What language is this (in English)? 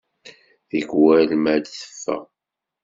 Kabyle